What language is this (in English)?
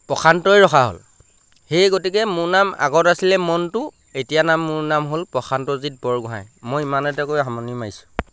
Assamese